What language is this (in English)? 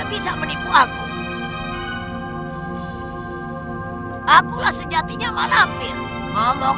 Indonesian